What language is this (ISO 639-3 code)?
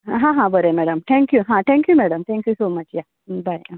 kok